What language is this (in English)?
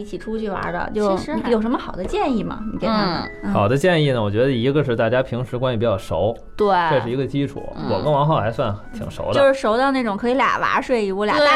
Chinese